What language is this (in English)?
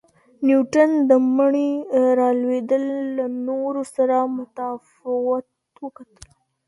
Pashto